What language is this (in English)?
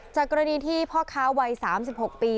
Thai